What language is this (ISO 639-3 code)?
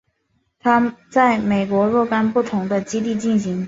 zho